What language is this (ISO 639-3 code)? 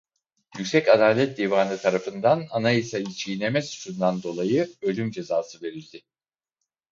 tur